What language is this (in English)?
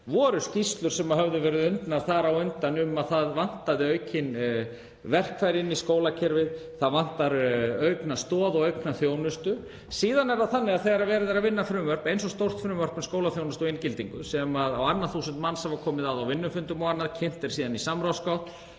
Icelandic